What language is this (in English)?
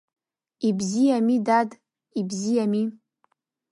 Abkhazian